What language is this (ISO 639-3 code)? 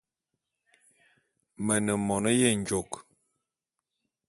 bum